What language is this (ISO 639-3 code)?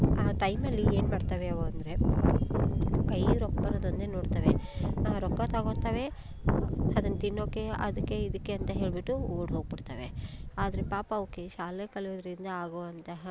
kan